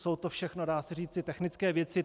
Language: Czech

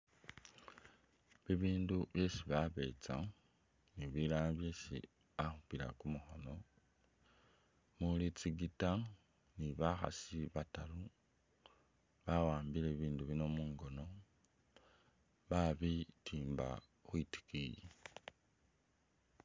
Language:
Masaaba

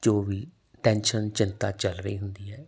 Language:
Punjabi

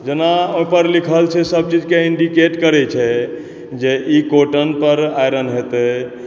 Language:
Maithili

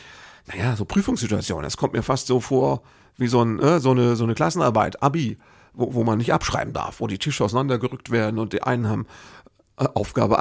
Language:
German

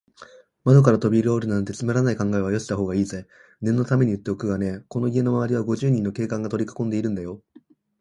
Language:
Japanese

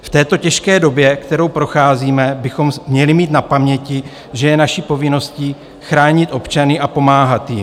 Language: Czech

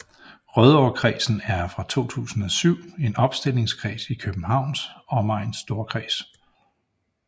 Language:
Danish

